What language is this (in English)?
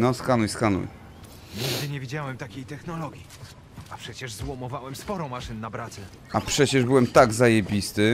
Polish